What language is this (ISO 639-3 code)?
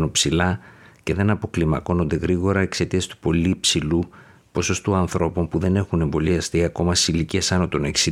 ell